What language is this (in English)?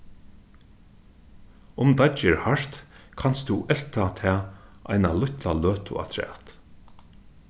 Faroese